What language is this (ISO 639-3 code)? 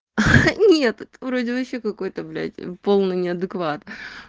rus